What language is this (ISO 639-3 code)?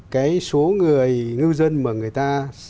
vie